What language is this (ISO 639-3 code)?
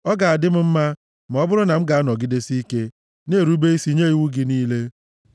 ibo